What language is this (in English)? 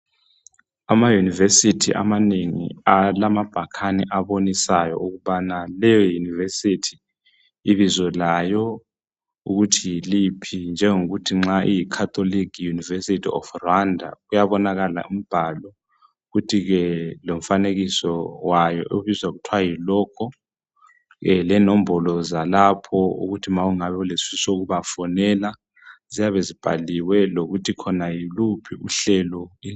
North Ndebele